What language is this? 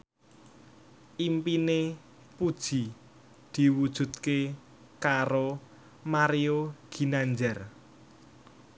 Javanese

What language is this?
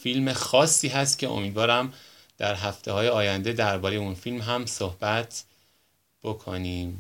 Persian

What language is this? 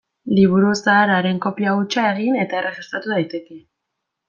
Basque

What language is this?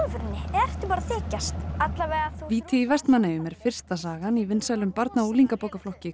Icelandic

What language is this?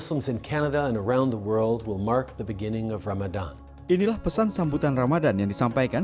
Indonesian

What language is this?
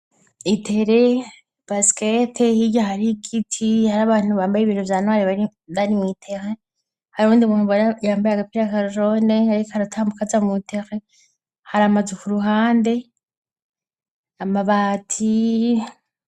Rundi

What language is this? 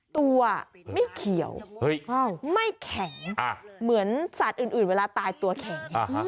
Thai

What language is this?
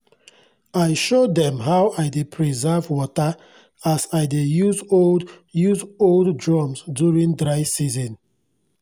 Nigerian Pidgin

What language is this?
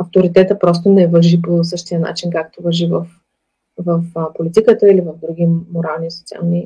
Bulgarian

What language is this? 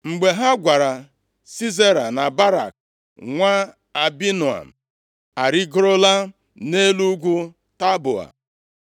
Igbo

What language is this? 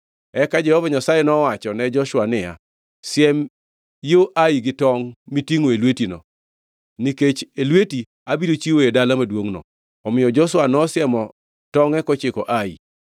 Luo (Kenya and Tanzania)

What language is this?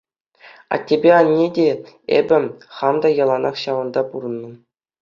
Chuvash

